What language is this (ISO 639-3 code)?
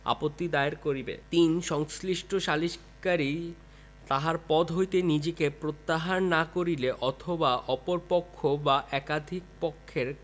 ben